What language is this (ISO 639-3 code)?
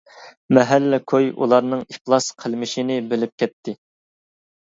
uig